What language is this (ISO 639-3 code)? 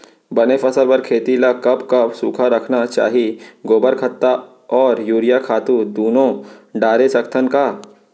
hne